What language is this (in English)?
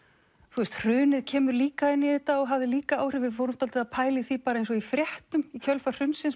Icelandic